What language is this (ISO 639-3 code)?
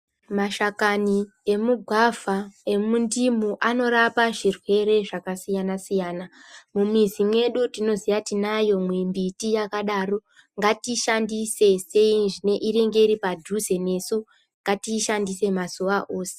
ndc